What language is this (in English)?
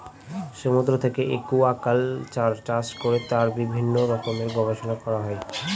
Bangla